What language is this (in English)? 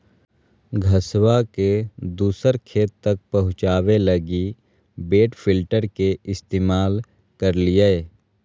Magahi